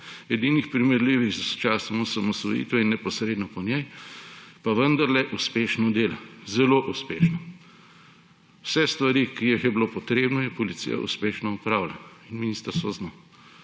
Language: Slovenian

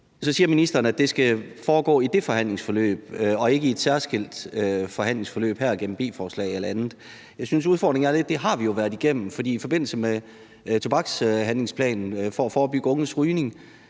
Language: Danish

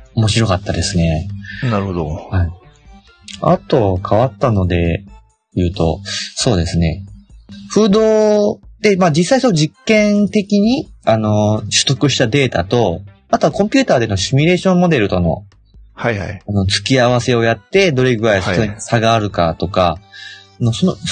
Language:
Japanese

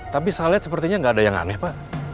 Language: Indonesian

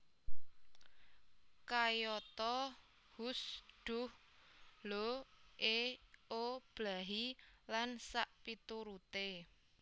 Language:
Javanese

